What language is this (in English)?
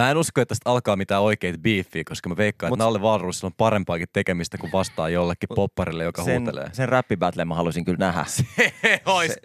Finnish